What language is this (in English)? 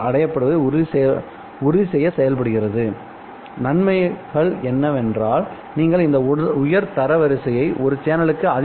Tamil